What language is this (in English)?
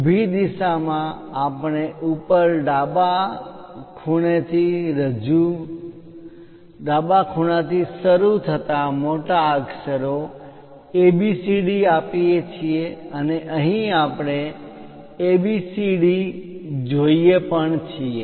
Gujarati